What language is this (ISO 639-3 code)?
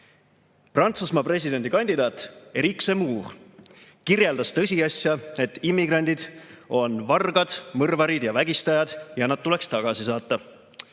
est